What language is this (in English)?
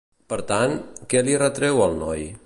Catalan